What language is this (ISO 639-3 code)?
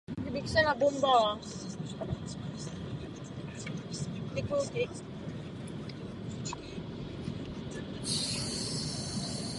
ces